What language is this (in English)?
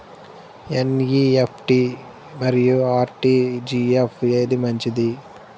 Telugu